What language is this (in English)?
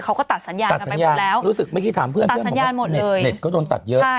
Thai